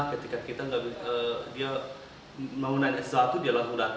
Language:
Indonesian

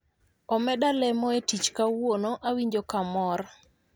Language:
Luo (Kenya and Tanzania)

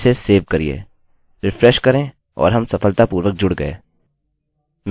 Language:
Hindi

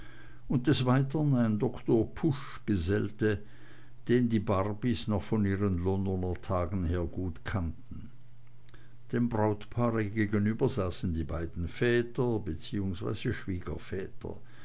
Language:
German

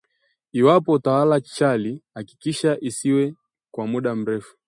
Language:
Swahili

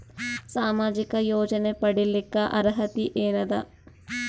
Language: Kannada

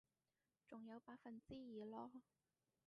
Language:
Cantonese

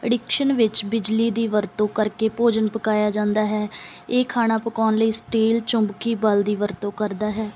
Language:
Punjabi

